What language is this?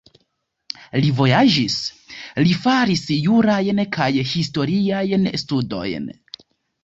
Esperanto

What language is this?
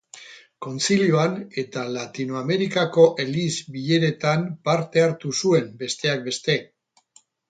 Basque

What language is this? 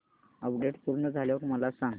Marathi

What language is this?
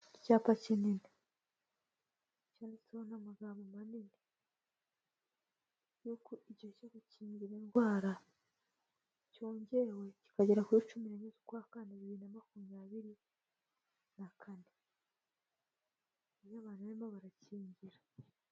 Kinyarwanda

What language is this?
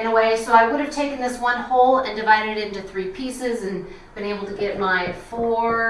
English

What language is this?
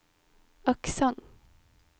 Norwegian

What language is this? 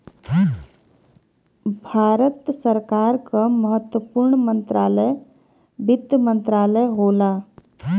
Bhojpuri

